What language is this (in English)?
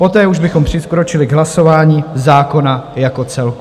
Czech